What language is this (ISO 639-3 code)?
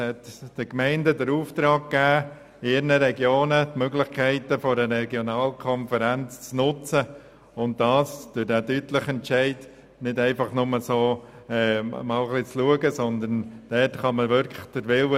gsw